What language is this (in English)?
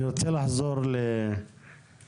Hebrew